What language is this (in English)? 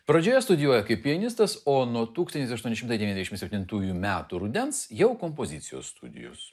Lithuanian